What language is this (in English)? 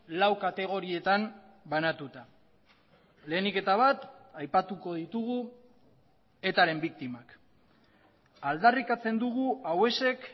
Basque